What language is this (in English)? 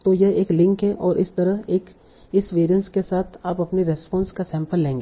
Hindi